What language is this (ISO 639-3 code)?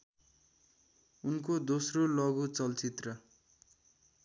nep